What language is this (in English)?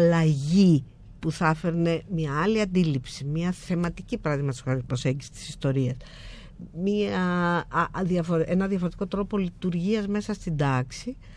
Greek